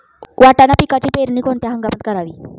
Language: Marathi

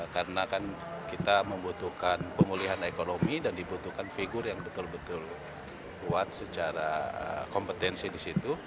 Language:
Indonesian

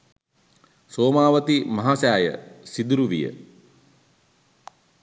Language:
Sinhala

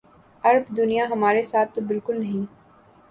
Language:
Urdu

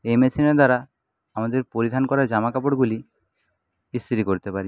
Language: Bangla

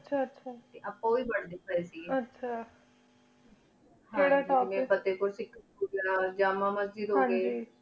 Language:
Punjabi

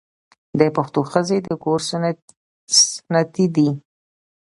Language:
Pashto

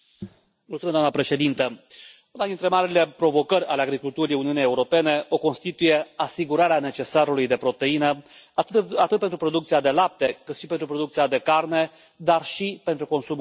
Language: Romanian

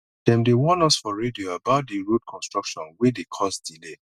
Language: Nigerian Pidgin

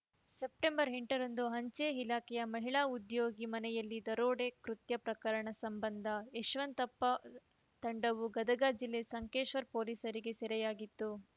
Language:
Kannada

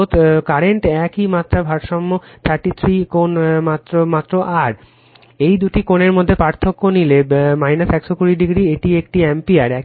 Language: Bangla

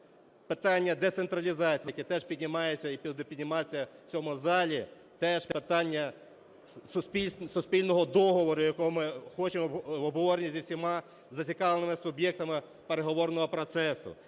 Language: Ukrainian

